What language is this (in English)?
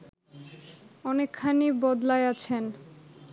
Bangla